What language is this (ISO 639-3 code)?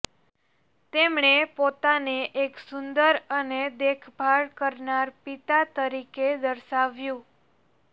guj